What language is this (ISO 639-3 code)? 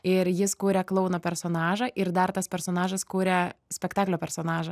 lit